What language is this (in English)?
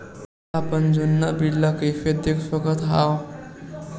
Chhattisgarhi